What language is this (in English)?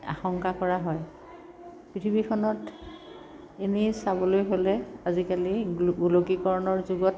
Assamese